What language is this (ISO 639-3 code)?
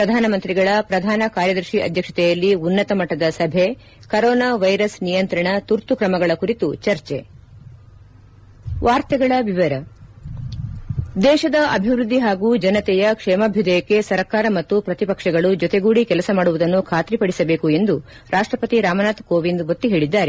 kan